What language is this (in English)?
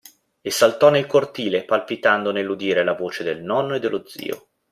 Italian